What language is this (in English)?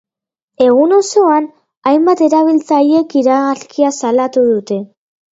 Basque